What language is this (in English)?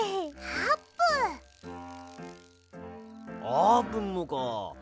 Japanese